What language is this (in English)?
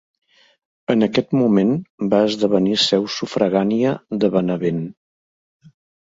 Catalan